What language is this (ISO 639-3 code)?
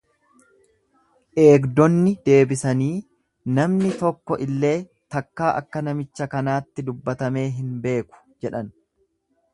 orm